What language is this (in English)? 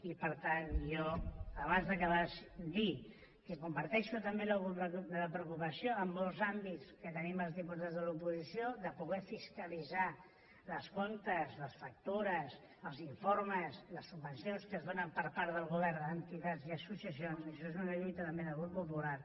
Catalan